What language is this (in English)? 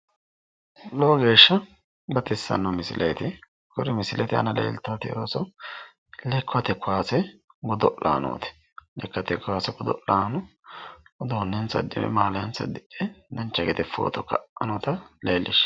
Sidamo